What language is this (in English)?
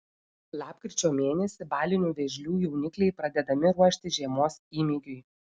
Lithuanian